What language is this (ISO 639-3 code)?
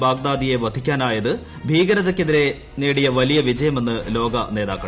mal